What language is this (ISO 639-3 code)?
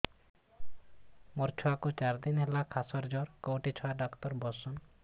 ori